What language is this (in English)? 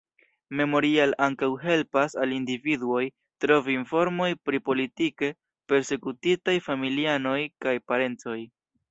Esperanto